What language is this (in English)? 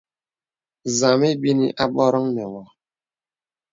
Bebele